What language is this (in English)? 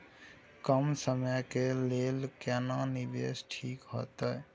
Maithili